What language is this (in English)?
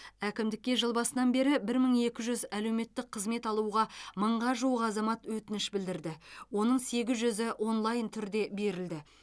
Kazakh